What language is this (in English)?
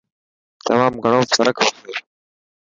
Dhatki